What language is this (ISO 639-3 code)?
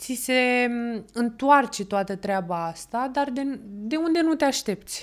ron